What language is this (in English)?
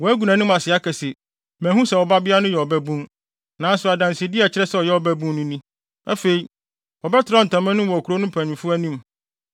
Akan